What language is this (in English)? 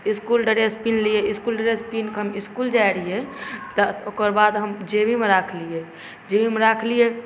Maithili